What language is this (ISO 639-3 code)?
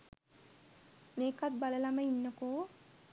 sin